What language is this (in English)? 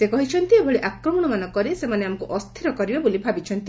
Odia